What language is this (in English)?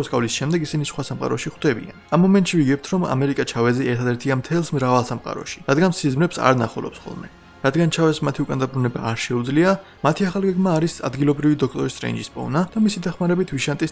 Georgian